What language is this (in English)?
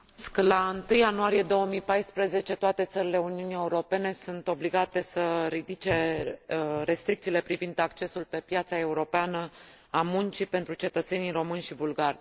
Romanian